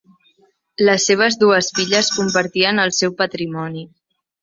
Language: Catalan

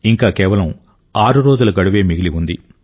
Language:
Telugu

